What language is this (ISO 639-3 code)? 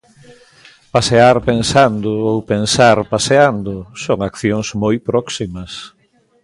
glg